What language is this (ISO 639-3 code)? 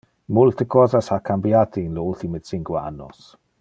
ina